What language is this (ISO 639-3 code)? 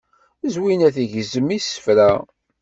kab